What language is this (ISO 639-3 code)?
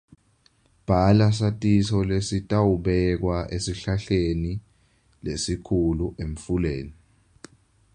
ssw